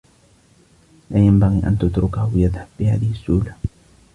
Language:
Arabic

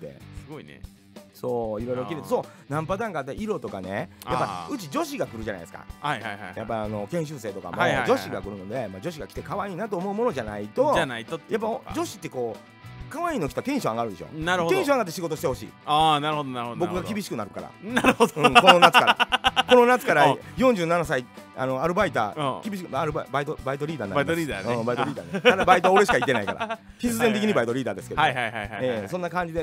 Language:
Japanese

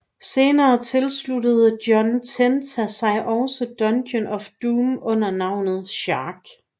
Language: Danish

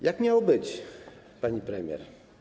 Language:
Polish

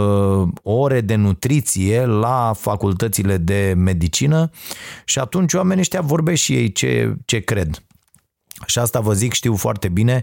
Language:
Romanian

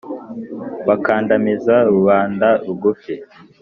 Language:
Kinyarwanda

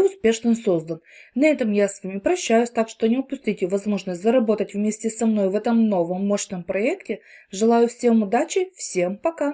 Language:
Russian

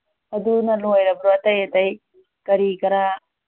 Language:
Manipuri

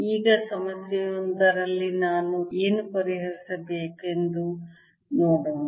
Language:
Kannada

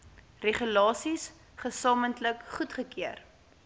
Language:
Afrikaans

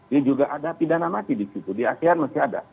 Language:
Indonesian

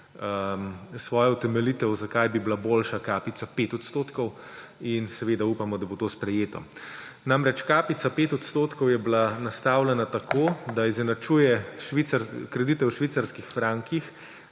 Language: Slovenian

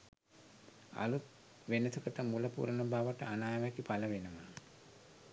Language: Sinhala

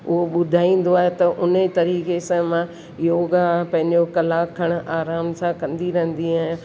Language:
Sindhi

